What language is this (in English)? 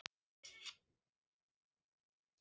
Icelandic